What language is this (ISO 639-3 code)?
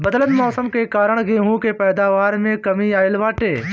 bho